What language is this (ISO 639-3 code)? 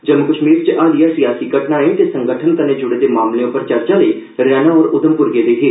doi